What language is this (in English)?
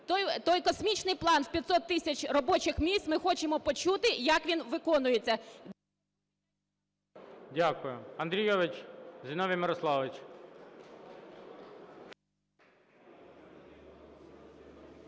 Ukrainian